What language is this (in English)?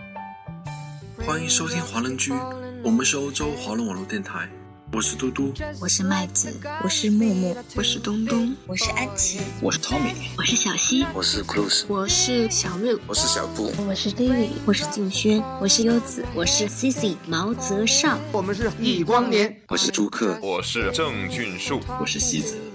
Chinese